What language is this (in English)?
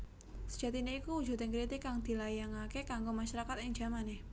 Javanese